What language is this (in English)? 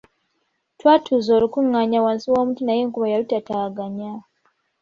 Ganda